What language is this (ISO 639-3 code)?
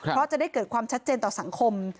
tha